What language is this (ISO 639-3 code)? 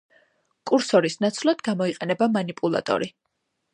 kat